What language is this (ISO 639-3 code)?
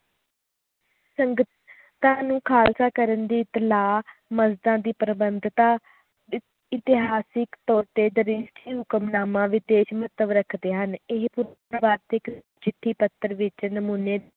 pan